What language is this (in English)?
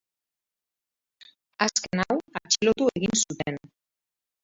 Basque